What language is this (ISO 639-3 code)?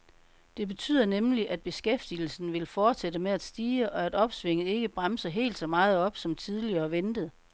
dan